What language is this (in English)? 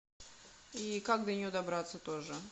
Russian